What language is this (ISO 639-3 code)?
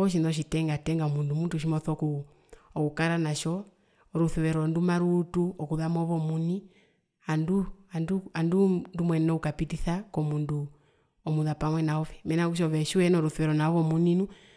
her